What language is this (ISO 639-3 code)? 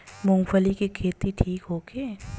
bho